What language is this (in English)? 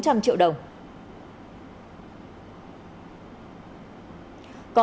Vietnamese